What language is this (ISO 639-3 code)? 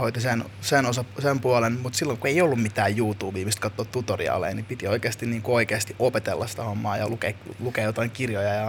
fin